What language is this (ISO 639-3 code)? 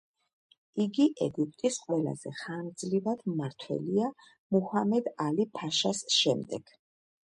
kat